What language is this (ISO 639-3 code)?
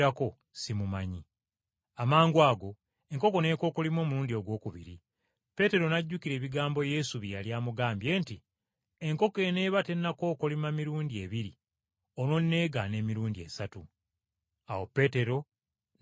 lug